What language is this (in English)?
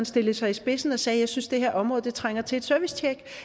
Danish